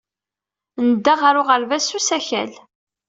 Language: Kabyle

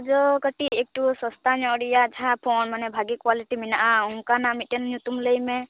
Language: Santali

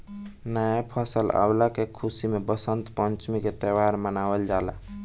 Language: Bhojpuri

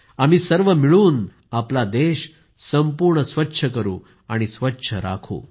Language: Marathi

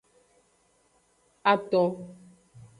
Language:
Aja (Benin)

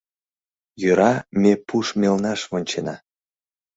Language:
Mari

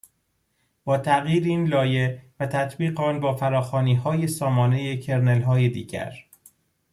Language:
Persian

